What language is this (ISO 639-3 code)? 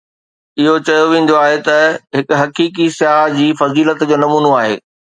snd